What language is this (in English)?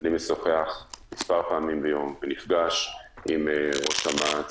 Hebrew